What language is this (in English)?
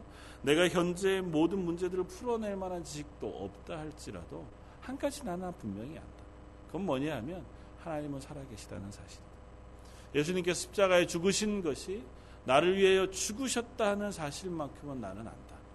Korean